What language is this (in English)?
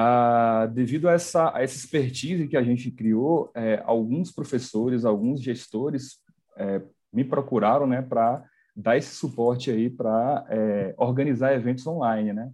Portuguese